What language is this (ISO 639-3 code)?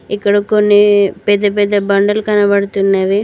tel